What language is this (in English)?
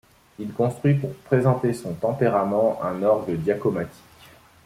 French